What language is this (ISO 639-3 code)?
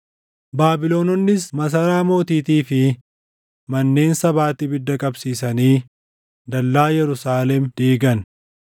orm